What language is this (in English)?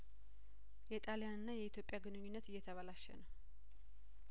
Amharic